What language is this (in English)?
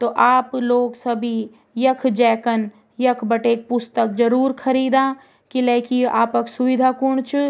Garhwali